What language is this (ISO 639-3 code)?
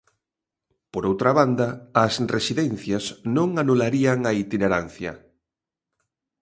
glg